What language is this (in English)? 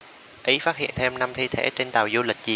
Vietnamese